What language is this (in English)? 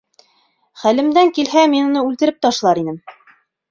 Bashkir